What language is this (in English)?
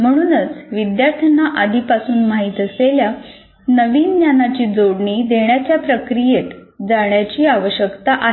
Marathi